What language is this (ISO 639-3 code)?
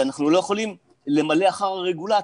heb